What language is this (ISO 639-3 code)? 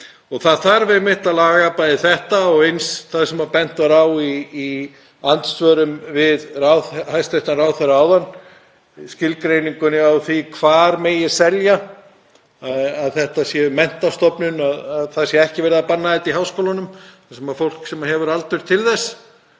isl